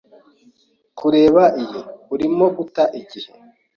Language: Kinyarwanda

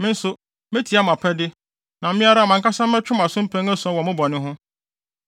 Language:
Akan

